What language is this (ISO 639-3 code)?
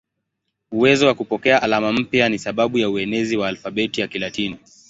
swa